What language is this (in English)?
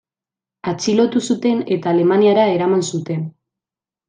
Basque